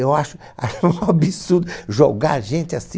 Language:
Portuguese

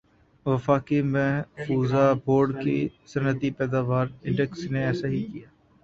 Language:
Urdu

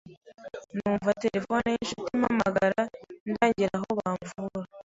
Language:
Kinyarwanda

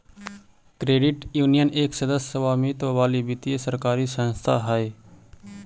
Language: Magahi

